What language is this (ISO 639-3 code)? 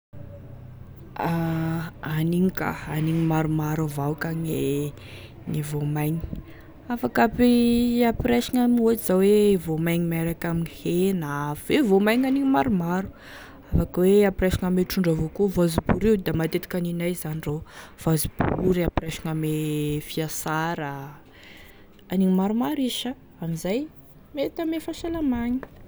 tkg